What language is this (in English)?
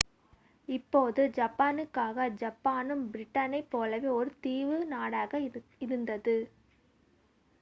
Tamil